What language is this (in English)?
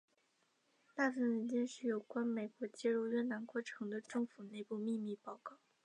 Chinese